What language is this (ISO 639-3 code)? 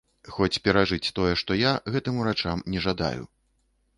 bel